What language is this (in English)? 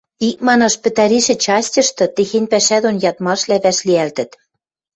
Western Mari